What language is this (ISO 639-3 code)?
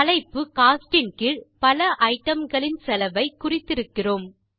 tam